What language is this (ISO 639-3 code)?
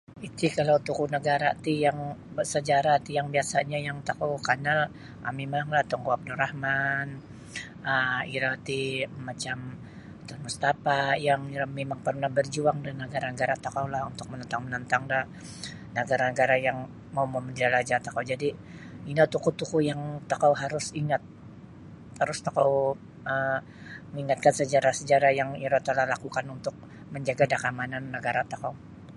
bsy